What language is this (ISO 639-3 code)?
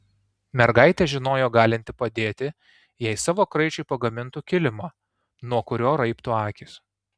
lit